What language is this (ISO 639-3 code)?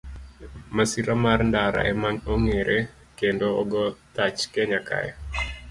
luo